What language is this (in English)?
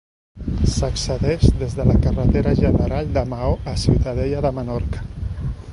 Catalan